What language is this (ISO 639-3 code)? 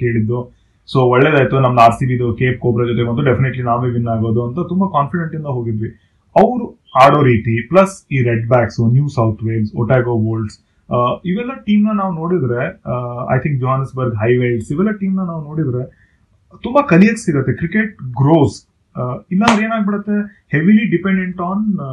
kan